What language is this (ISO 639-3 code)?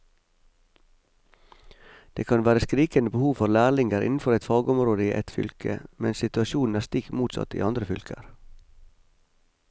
nor